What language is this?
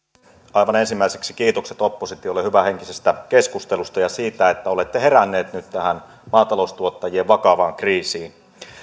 Finnish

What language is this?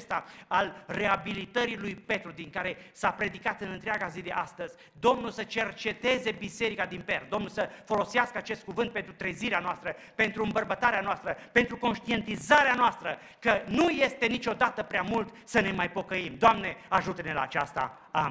Romanian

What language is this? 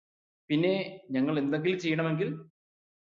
Malayalam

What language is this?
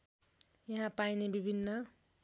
Nepali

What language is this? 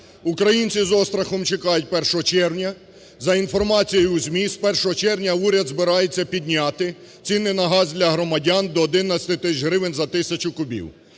Ukrainian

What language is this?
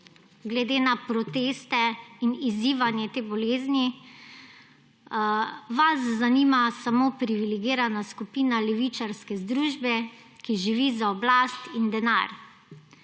Slovenian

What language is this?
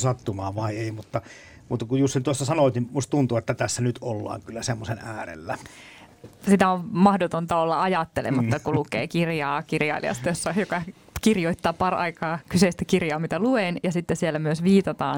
Finnish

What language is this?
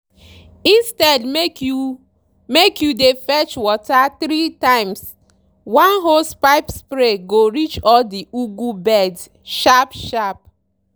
Nigerian Pidgin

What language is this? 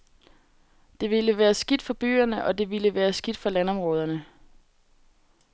Danish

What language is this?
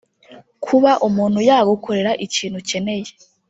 Kinyarwanda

